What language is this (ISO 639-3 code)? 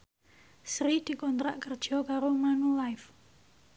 jav